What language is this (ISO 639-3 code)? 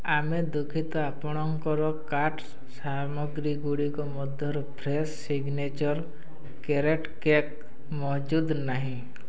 ori